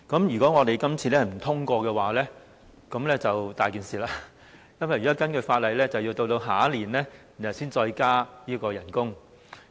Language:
Cantonese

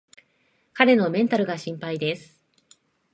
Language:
Japanese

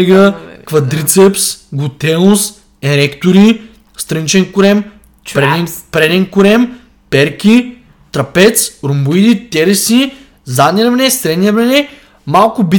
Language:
Bulgarian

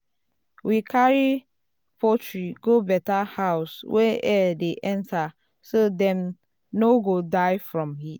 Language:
Nigerian Pidgin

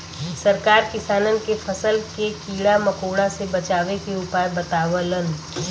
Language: Bhojpuri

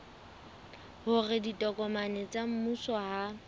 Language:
Southern Sotho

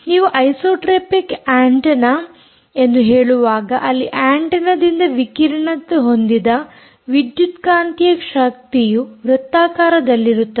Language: Kannada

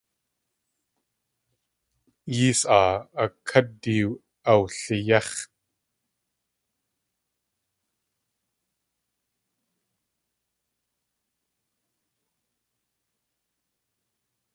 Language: Tlingit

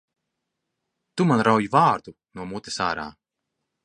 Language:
Latvian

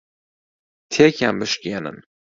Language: Central Kurdish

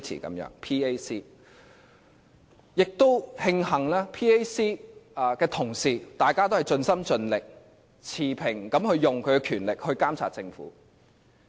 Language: Cantonese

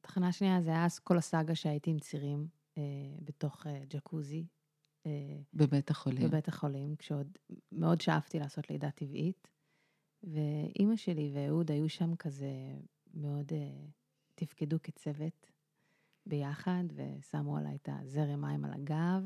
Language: Hebrew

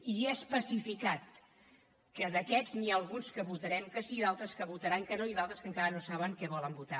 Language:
Catalan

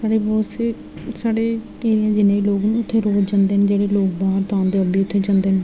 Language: Dogri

